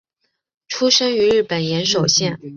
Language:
Chinese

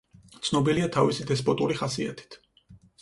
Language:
Georgian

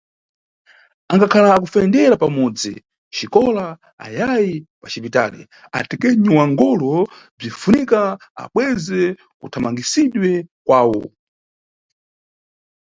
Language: Nyungwe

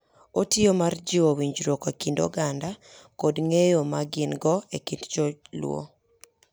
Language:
Luo (Kenya and Tanzania)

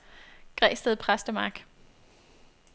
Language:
Danish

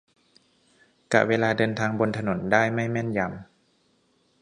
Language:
Thai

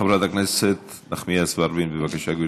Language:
Hebrew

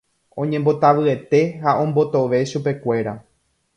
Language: Guarani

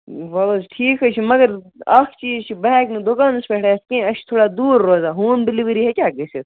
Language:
Kashmiri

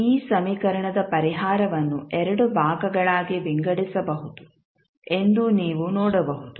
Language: Kannada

